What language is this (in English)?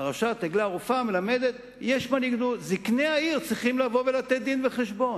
Hebrew